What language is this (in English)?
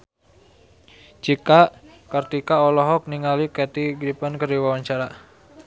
Sundanese